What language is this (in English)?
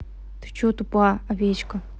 Russian